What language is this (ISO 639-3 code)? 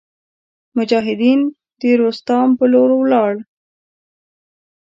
pus